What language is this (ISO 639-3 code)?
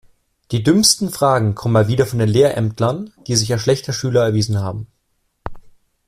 deu